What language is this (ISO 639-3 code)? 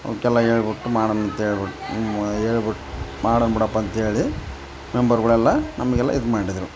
kan